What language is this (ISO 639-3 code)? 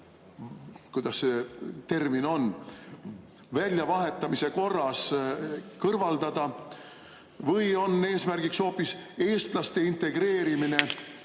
est